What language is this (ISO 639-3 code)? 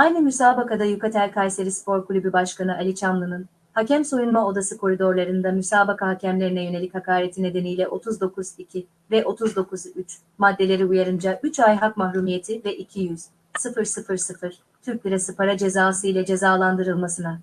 tur